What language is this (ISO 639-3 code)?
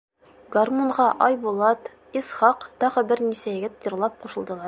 bak